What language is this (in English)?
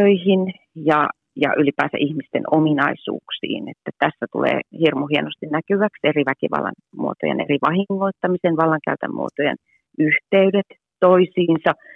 Finnish